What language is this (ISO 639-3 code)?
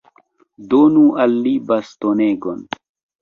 epo